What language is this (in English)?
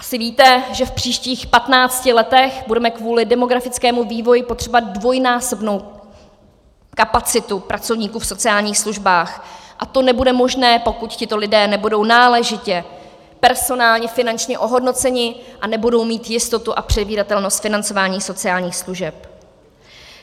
Czech